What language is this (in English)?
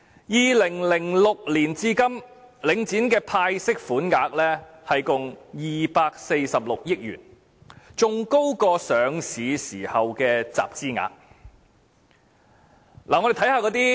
Cantonese